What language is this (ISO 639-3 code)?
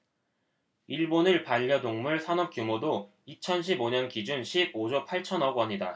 kor